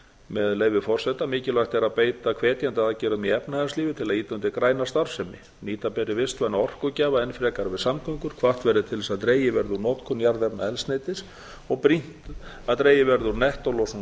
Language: Icelandic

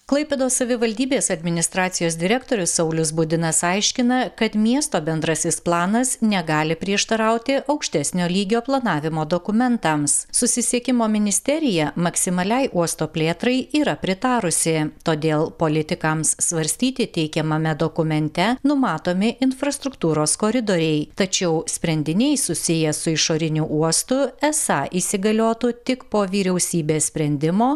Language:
Lithuanian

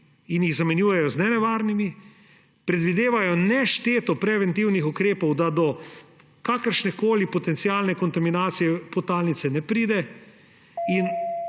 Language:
Slovenian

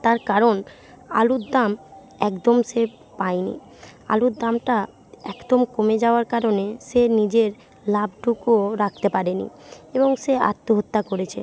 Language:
Bangla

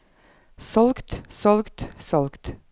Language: Norwegian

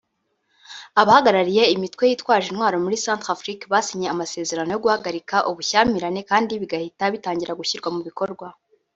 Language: Kinyarwanda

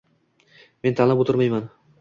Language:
Uzbek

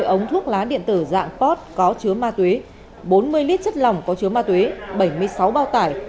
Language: Vietnamese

